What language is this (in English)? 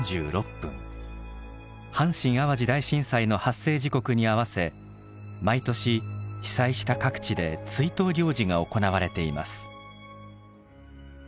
Japanese